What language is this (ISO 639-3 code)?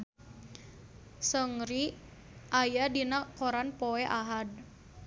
sun